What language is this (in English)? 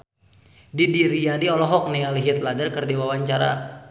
Sundanese